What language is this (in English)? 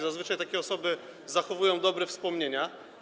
Polish